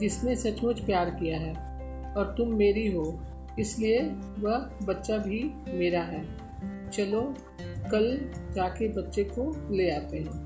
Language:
Hindi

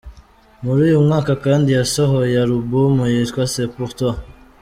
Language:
Kinyarwanda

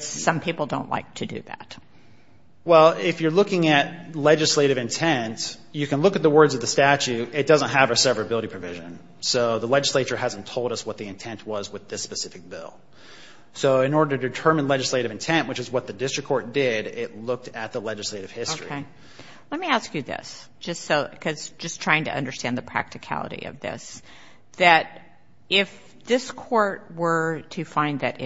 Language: English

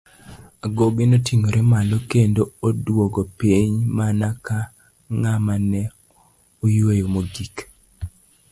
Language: Luo (Kenya and Tanzania)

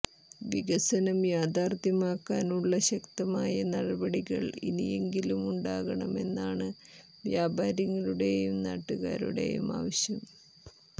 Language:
Malayalam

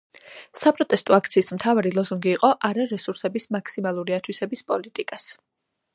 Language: Georgian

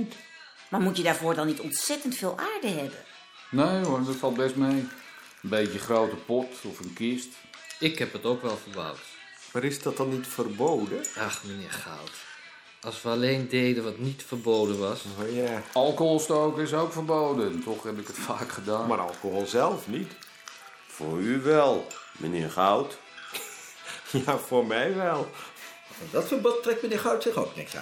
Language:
Dutch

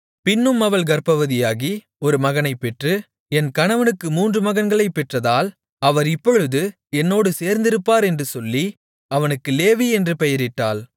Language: Tamil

